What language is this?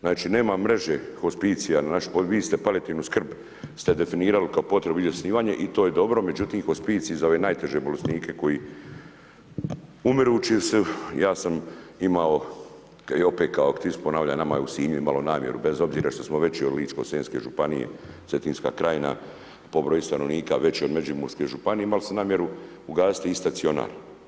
Croatian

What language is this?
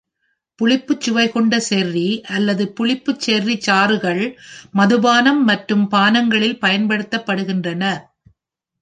Tamil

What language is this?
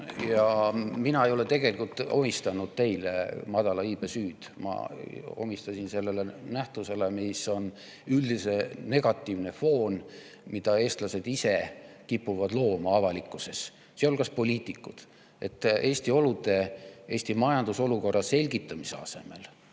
Estonian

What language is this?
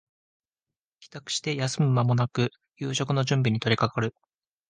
Japanese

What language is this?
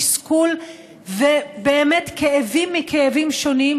Hebrew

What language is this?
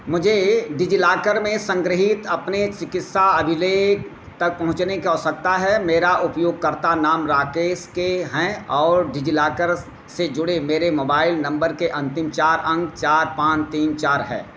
Hindi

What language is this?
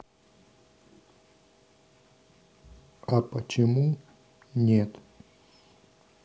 Russian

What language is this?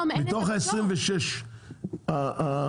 Hebrew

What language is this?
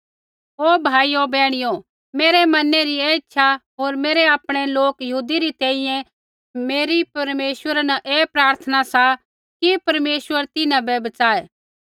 Kullu Pahari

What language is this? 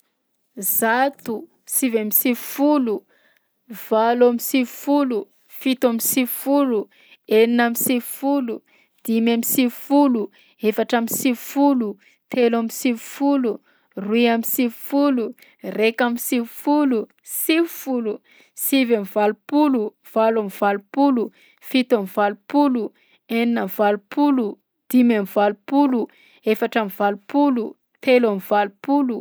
Southern Betsimisaraka Malagasy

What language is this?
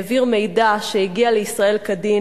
Hebrew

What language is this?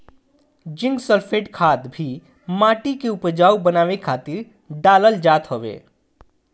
Bhojpuri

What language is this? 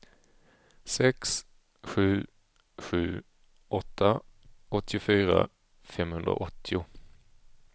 Swedish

